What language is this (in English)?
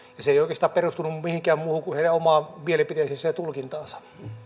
Finnish